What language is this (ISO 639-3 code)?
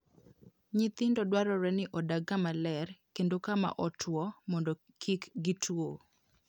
luo